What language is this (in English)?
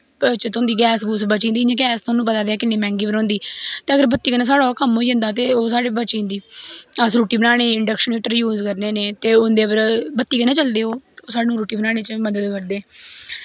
Dogri